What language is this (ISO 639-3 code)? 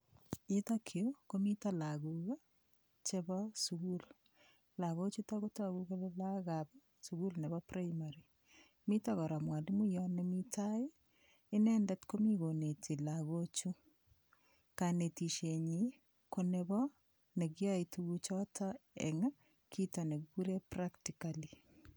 kln